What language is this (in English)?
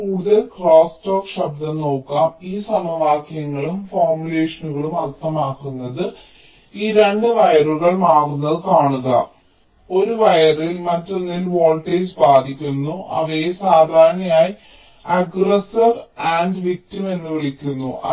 Malayalam